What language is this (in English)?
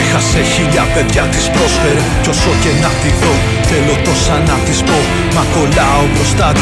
Greek